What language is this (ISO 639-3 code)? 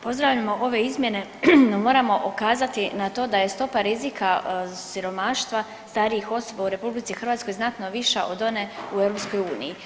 hrv